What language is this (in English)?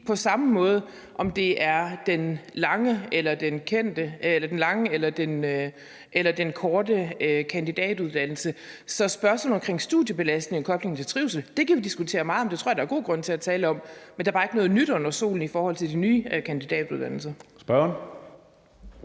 Danish